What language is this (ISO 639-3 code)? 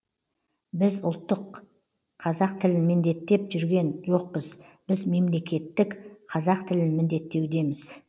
kaz